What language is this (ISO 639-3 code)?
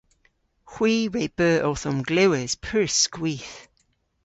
cor